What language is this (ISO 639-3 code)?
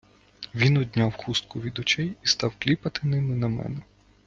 ukr